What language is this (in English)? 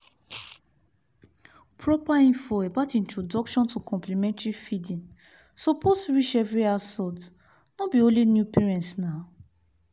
Nigerian Pidgin